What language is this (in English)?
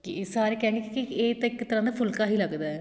Punjabi